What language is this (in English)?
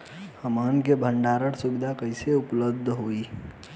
Bhojpuri